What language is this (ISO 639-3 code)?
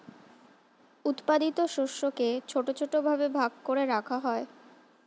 ben